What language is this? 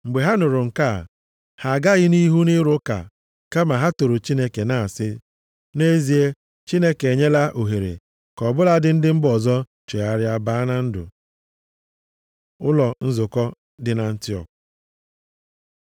Igbo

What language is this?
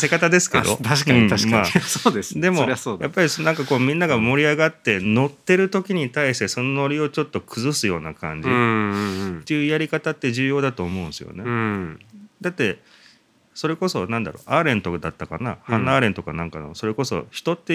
Japanese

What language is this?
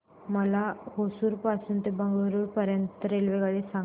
Marathi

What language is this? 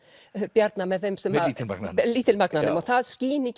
Icelandic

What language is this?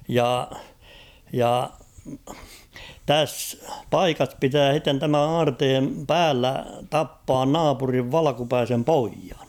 Finnish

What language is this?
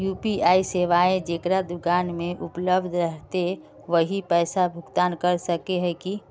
Magahi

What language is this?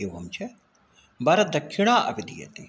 Sanskrit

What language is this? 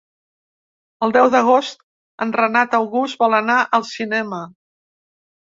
Catalan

